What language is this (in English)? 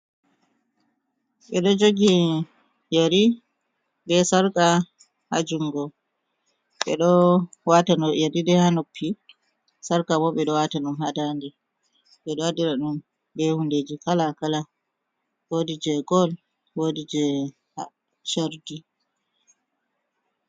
Fula